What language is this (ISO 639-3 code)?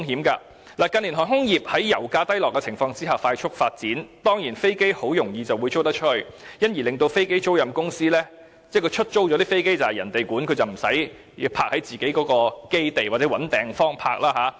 yue